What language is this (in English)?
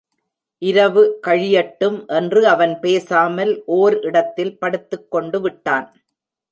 Tamil